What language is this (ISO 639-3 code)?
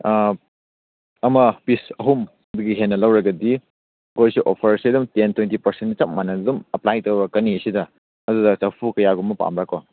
mni